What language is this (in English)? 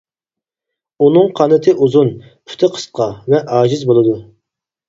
Uyghur